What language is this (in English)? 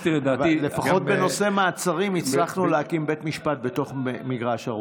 Hebrew